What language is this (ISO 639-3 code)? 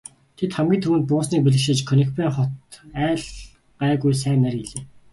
mon